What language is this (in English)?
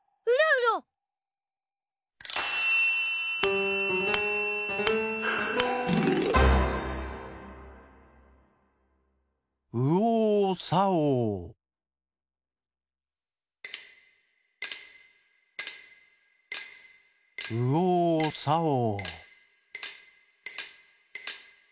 Japanese